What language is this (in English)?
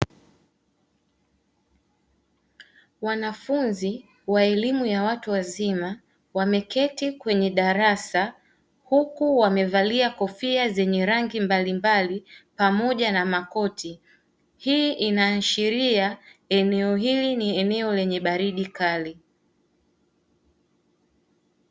Swahili